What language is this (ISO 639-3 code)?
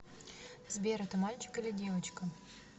rus